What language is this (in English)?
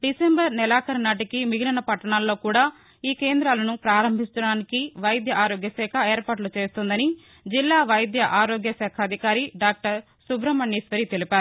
Telugu